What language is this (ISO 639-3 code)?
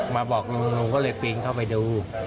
tha